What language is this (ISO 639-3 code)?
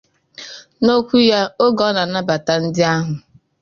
ibo